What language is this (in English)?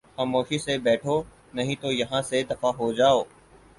Urdu